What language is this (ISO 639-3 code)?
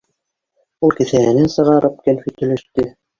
bak